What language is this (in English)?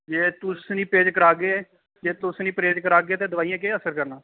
Dogri